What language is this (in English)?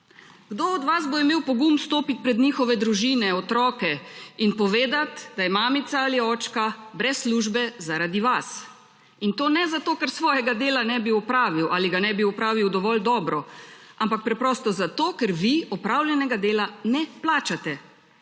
Slovenian